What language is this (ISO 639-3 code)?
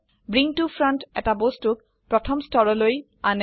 asm